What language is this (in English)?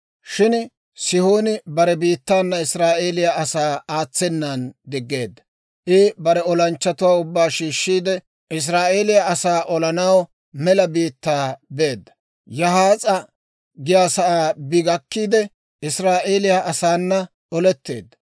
Dawro